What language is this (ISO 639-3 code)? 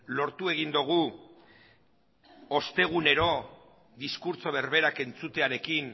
eus